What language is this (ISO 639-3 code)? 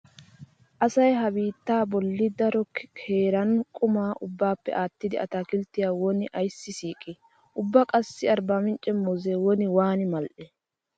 wal